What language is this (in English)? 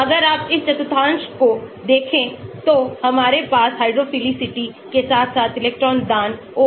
Hindi